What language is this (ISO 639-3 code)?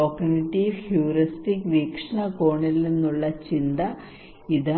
mal